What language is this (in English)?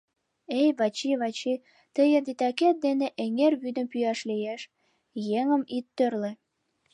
Mari